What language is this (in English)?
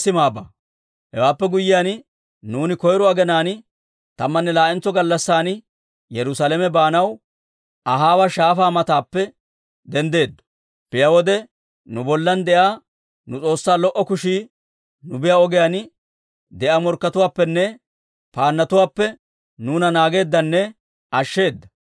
Dawro